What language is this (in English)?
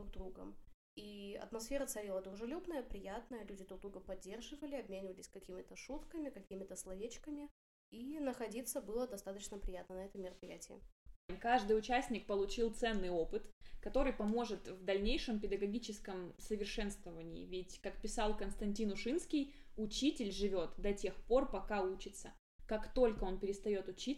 Russian